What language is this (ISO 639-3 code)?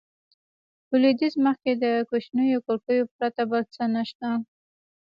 pus